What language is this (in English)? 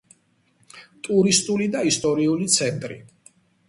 Georgian